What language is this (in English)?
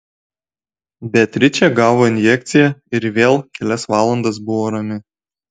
Lithuanian